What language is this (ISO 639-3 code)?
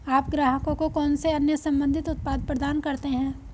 hin